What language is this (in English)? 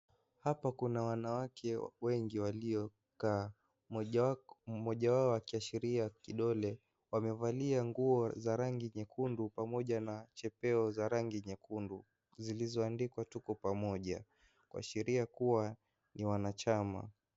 Swahili